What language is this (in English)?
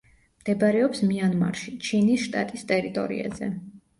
Georgian